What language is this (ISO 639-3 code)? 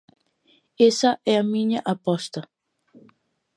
glg